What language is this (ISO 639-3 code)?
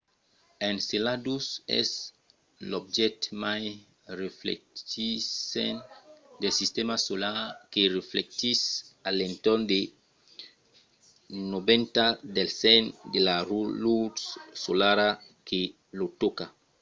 oci